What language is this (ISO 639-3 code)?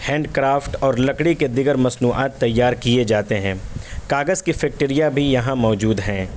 urd